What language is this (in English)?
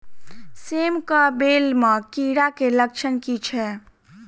Maithili